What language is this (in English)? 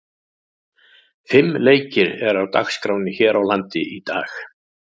Icelandic